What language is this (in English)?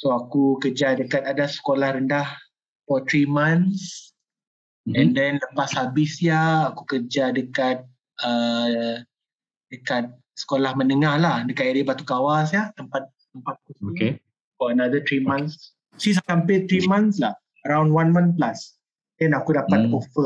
Malay